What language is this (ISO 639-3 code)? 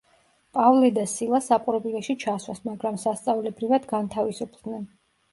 kat